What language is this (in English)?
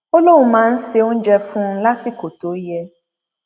Yoruba